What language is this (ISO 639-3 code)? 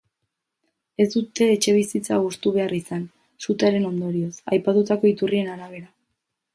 eus